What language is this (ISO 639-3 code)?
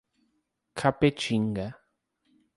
por